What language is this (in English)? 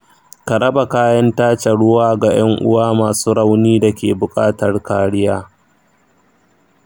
Hausa